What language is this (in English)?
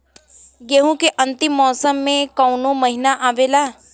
Bhojpuri